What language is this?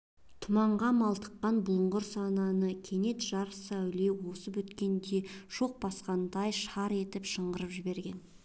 Kazakh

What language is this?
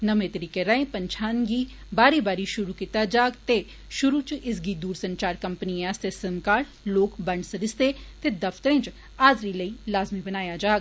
Dogri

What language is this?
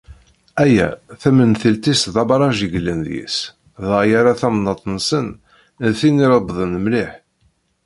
Kabyle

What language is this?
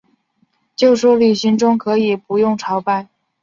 Chinese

